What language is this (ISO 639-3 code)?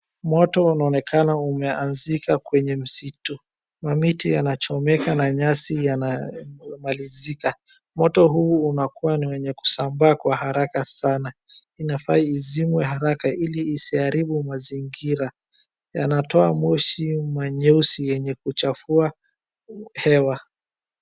swa